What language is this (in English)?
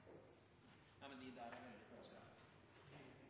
Norwegian Bokmål